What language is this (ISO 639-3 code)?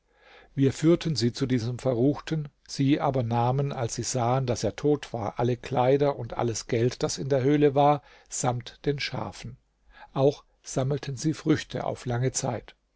deu